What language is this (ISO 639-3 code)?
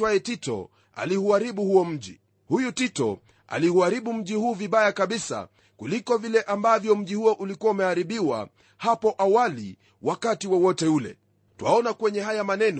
swa